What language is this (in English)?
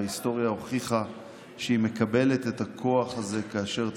Hebrew